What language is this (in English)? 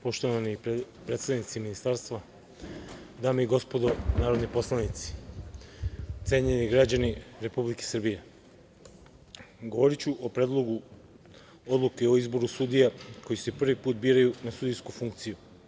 Serbian